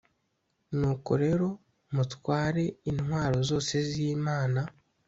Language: Kinyarwanda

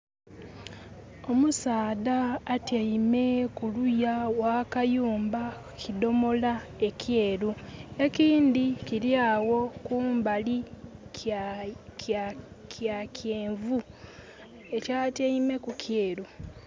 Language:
Soga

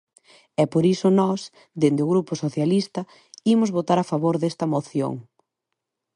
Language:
Galician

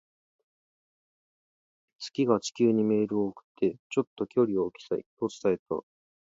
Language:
Japanese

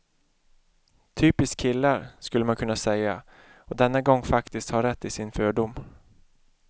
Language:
Swedish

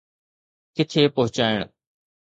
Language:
Sindhi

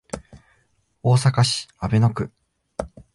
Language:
Japanese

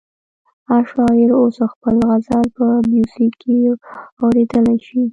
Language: Pashto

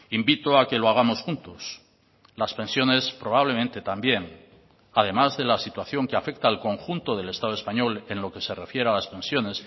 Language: Spanish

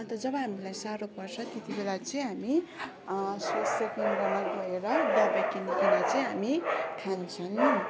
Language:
Nepali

